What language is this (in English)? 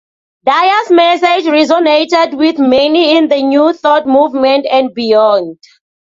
English